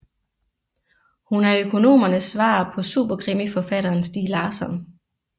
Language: Danish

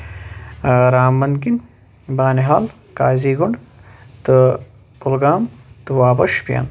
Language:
Kashmiri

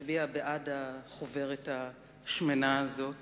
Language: Hebrew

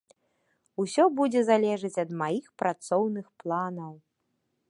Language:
Belarusian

